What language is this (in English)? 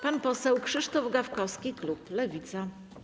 Polish